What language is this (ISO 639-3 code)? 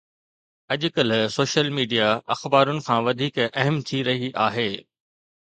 snd